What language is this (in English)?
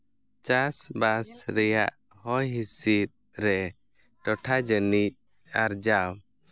Santali